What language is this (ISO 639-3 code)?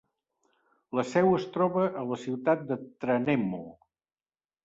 cat